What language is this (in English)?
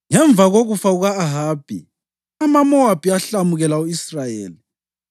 North Ndebele